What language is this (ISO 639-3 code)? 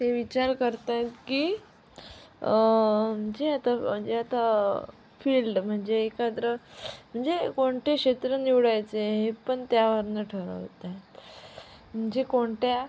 mar